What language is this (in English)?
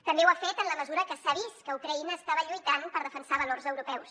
Catalan